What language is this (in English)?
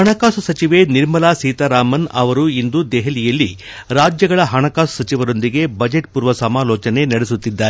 Kannada